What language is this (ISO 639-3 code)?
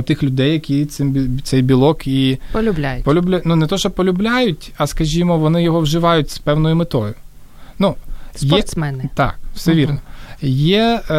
ukr